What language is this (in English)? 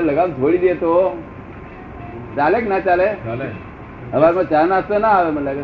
Gujarati